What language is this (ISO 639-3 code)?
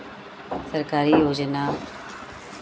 hin